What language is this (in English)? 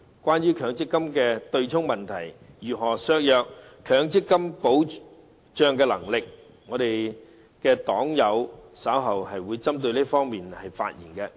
Cantonese